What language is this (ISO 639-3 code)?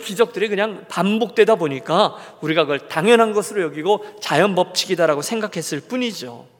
kor